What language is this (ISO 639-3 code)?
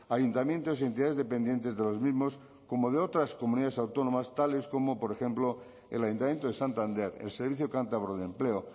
spa